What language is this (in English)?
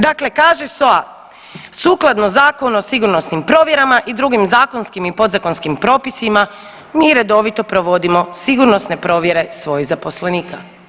Croatian